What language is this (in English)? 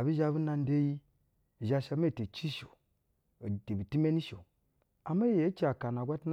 Basa (Nigeria)